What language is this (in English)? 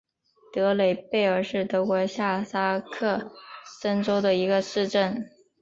Chinese